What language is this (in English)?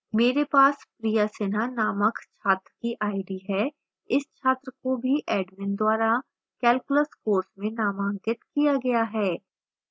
Hindi